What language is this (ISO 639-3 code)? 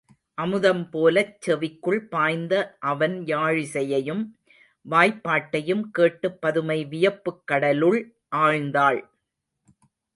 tam